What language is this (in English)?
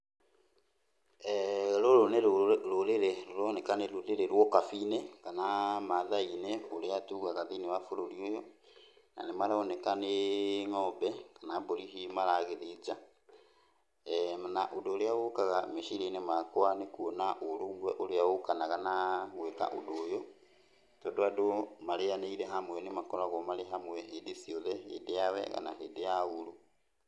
Kikuyu